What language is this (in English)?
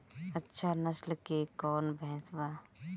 Bhojpuri